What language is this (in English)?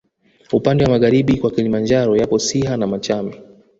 Swahili